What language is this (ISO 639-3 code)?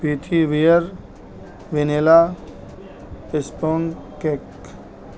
urd